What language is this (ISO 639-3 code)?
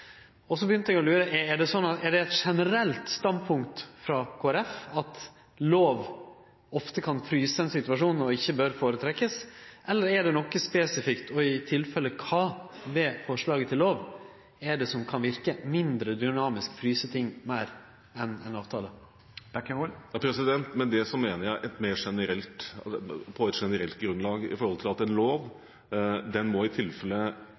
nor